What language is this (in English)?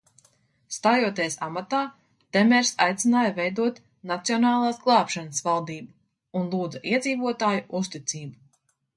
Latvian